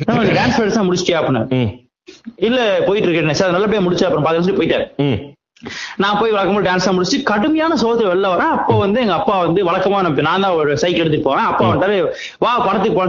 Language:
Tamil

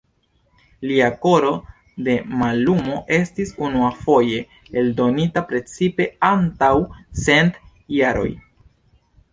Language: Esperanto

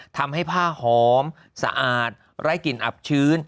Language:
Thai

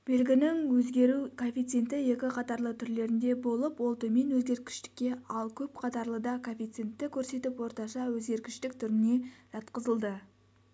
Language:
Kazakh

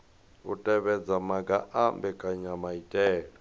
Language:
Venda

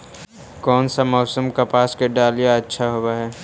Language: Magahi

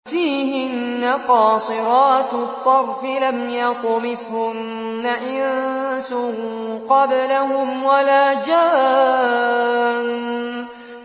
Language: Arabic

